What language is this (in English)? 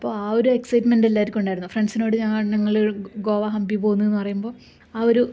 Malayalam